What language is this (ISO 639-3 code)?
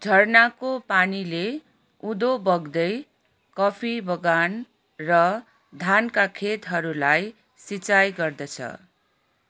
nep